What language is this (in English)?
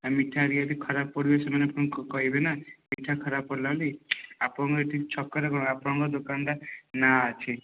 Odia